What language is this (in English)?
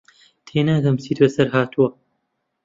Central Kurdish